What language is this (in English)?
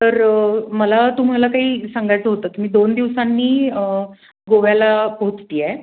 Marathi